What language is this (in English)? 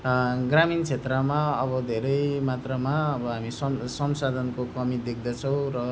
Nepali